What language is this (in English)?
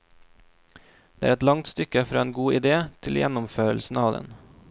Norwegian